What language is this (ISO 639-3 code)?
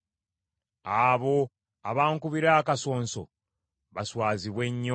lug